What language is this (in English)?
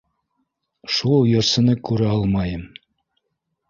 Bashkir